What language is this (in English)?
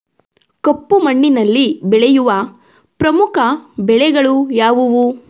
Kannada